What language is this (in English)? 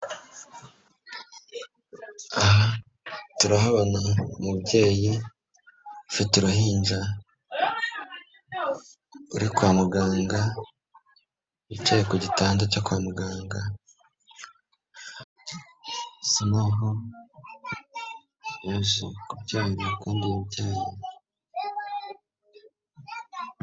Kinyarwanda